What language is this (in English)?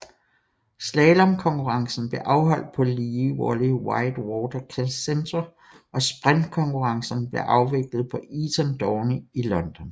Danish